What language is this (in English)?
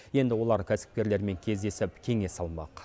Kazakh